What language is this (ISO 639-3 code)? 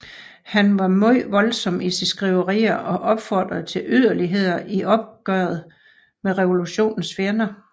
dan